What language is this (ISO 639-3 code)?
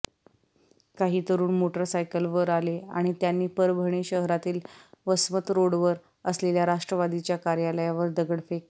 mar